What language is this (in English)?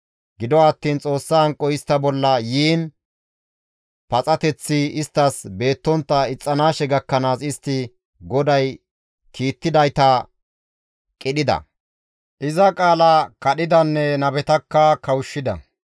Gamo